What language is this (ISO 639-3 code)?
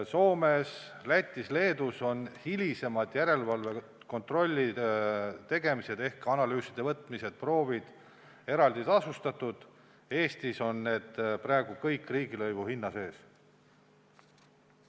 est